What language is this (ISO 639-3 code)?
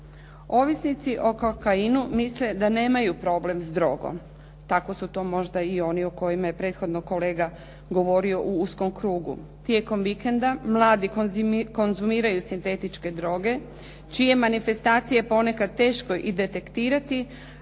hrv